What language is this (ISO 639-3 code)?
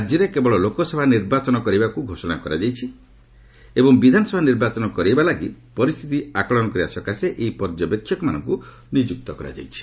ori